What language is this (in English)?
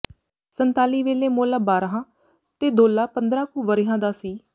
Punjabi